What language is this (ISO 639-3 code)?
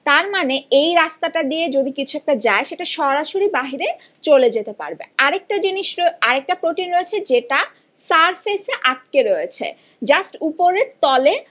ben